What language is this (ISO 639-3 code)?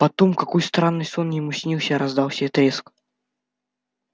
rus